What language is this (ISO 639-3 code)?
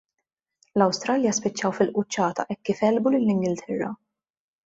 mlt